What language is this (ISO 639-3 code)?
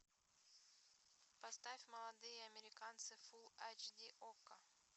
rus